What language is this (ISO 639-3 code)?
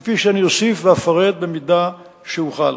heb